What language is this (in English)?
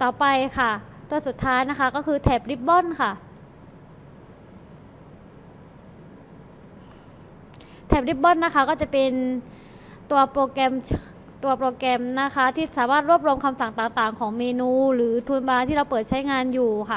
Thai